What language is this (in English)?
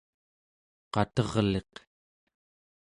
Central Yupik